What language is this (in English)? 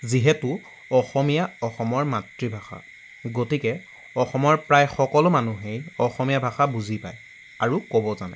Assamese